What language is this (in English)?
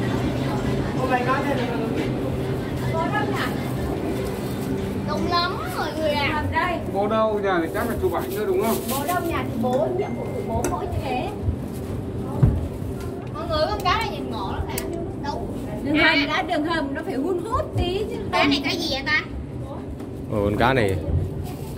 Vietnamese